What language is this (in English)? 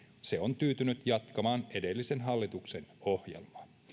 Finnish